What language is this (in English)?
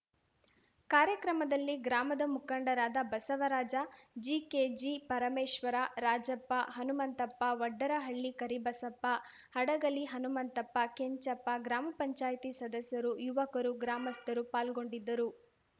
Kannada